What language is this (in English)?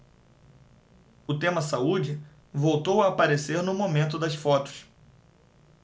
Portuguese